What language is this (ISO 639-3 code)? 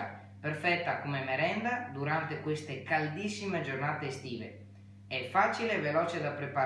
ita